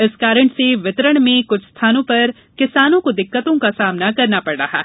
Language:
Hindi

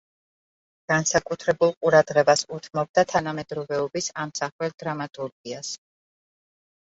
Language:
Georgian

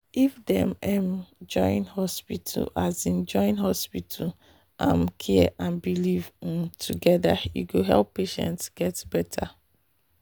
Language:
Nigerian Pidgin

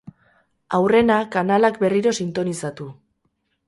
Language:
Basque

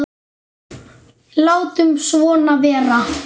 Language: Icelandic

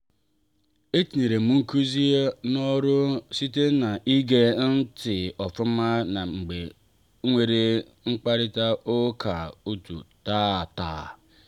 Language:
Igbo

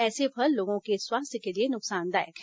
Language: Hindi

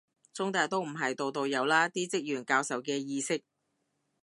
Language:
Cantonese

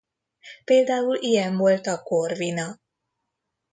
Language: Hungarian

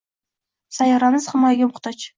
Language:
Uzbek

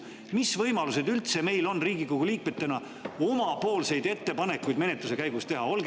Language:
Estonian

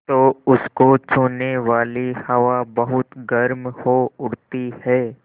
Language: Hindi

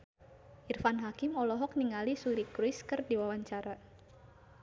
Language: Sundanese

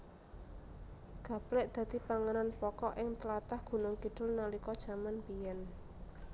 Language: Javanese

